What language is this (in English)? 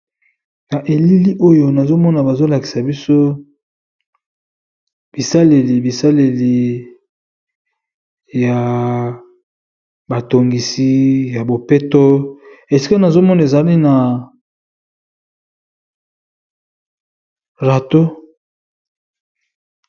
Lingala